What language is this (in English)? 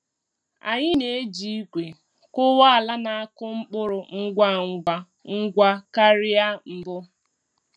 Igbo